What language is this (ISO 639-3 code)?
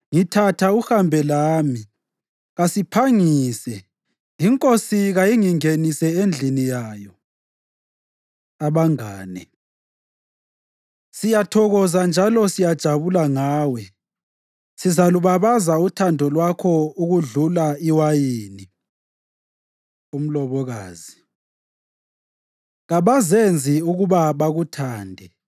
nde